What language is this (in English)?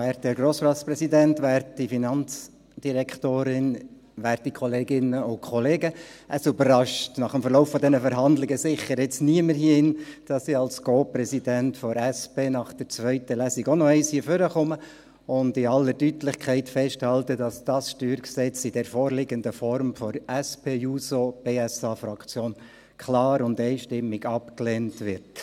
Swiss German